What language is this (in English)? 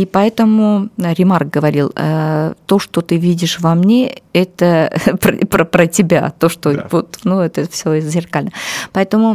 Russian